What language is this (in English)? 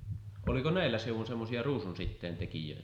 Finnish